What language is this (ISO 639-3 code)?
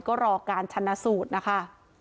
tha